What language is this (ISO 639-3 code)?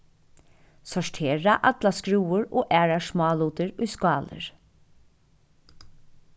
fao